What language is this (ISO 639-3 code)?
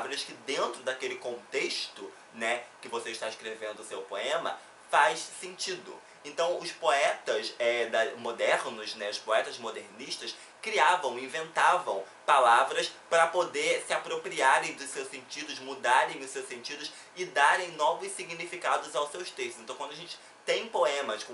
por